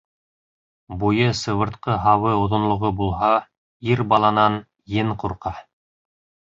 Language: Bashkir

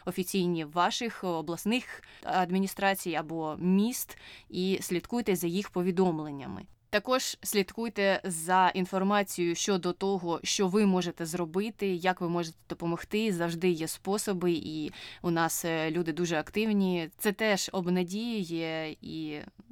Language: Ukrainian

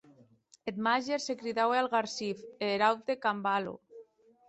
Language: Occitan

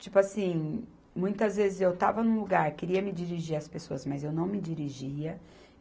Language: Portuguese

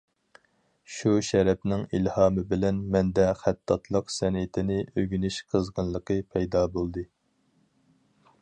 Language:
Uyghur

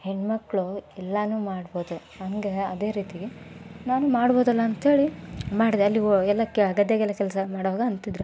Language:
Kannada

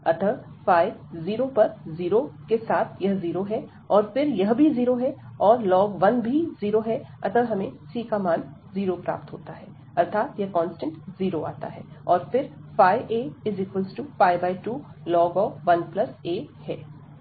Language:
Hindi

